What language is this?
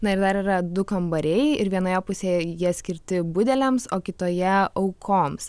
Lithuanian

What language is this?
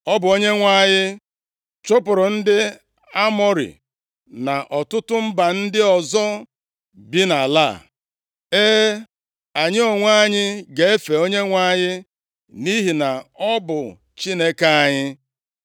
Igbo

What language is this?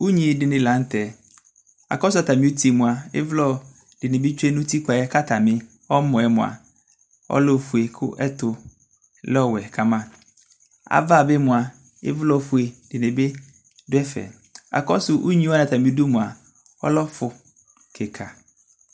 Ikposo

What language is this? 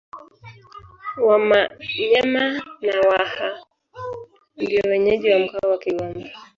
Swahili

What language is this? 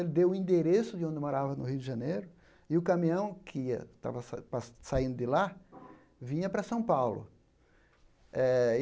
Portuguese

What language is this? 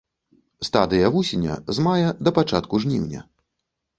Belarusian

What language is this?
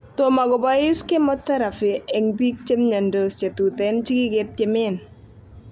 Kalenjin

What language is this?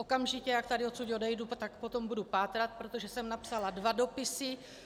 Czech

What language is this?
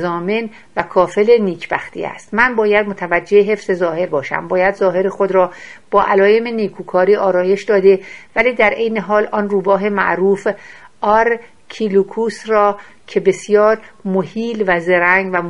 Persian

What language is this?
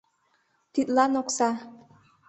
Mari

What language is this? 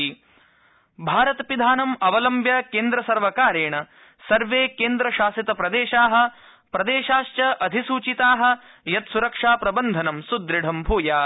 Sanskrit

